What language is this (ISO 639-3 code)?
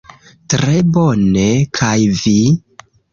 epo